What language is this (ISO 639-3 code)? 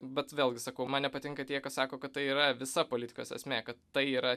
lit